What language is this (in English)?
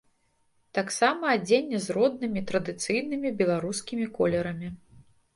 Belarusian